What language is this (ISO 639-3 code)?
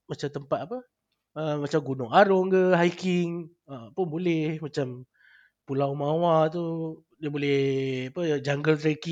msa